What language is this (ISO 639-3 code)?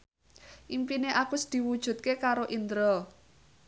jav